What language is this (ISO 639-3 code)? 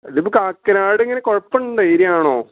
mal